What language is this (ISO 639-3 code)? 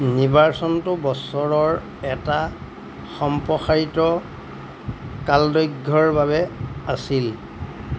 asm